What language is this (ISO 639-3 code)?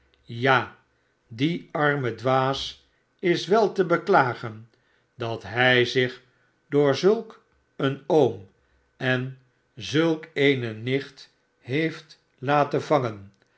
nld